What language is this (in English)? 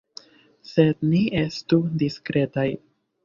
Esperanto